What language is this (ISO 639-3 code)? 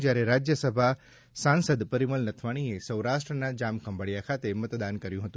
guj